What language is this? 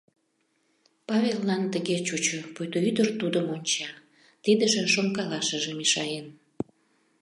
Mari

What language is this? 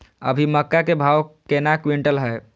Maithili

